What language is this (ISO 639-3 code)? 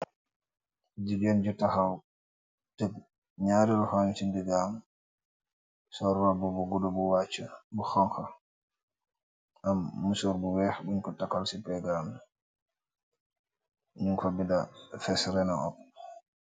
wol